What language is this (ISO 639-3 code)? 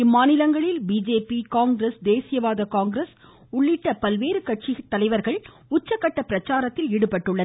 tam